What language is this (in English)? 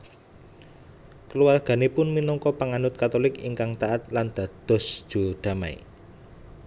Javanese